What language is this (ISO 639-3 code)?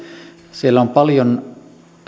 fin